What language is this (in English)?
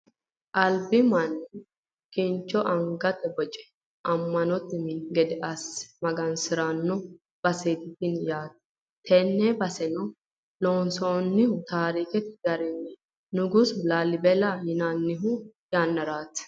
Sidamo